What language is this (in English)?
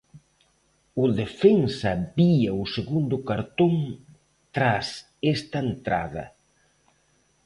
Galician